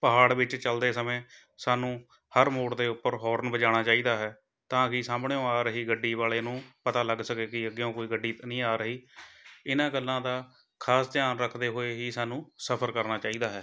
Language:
Punjabi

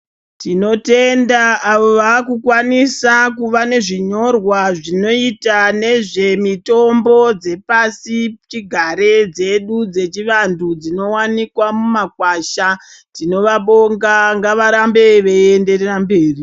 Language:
Ndau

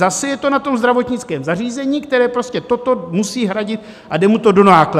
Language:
Czech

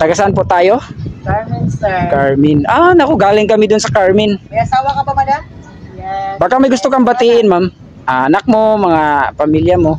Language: Filipino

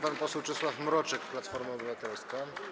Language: Polish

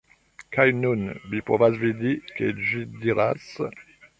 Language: Esperanto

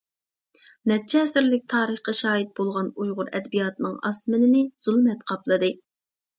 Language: Uyghur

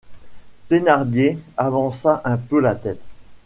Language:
French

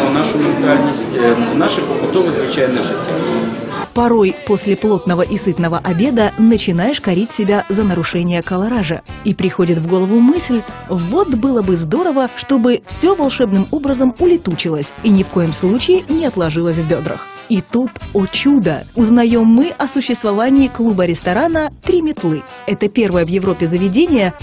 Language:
Russian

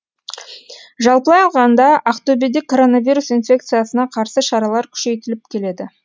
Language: Kazakh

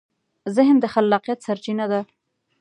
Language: Pashto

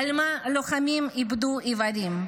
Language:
Hebrew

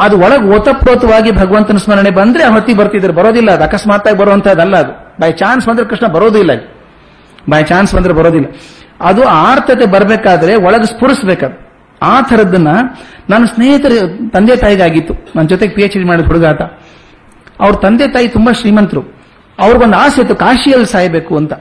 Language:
Kannada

